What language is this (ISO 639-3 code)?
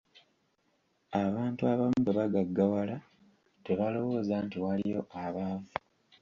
lug